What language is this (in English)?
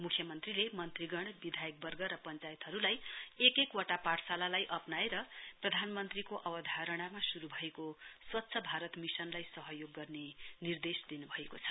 Nepali